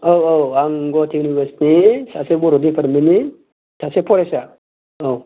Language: Bodo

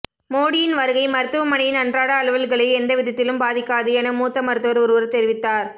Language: Tamil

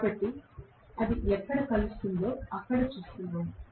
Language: Telugu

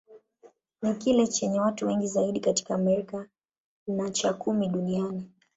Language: Swahili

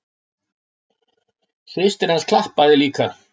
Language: Icelandic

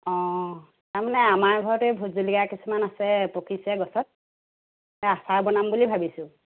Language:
Assamese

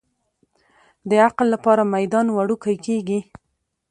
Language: Pashto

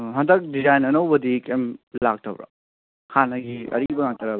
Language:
Manipuri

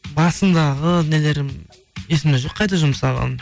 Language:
Kazakh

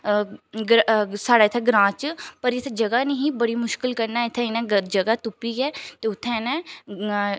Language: Dogri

